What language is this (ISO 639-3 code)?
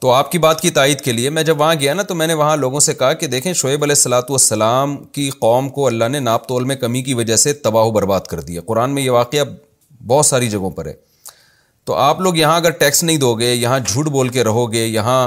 urd